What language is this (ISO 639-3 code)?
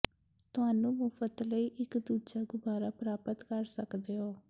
pan